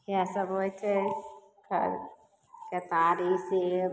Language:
Maithili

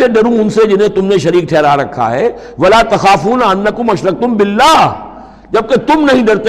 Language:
Urdu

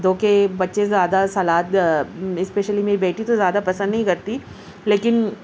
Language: Urdu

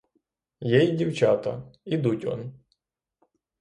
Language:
Ukrainian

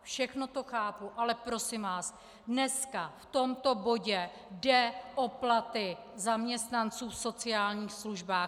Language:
Czech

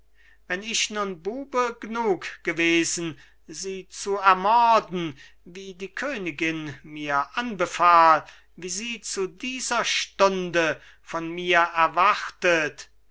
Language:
German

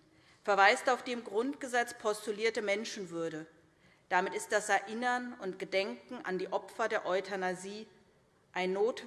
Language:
German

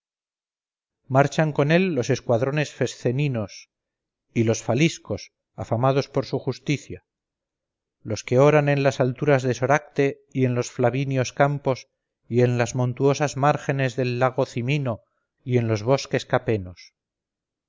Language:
Spanish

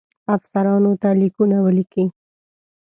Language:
Pashto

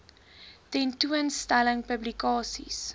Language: Afrikaans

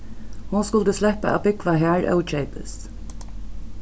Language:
Faroese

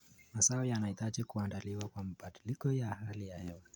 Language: Kalenjin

